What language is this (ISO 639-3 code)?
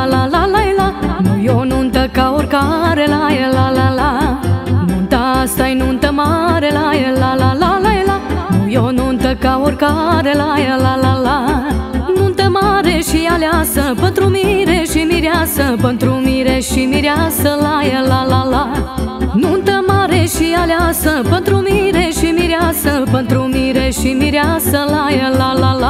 ron